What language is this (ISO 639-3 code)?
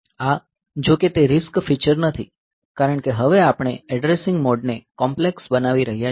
guj